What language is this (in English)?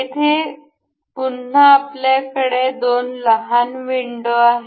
Marathi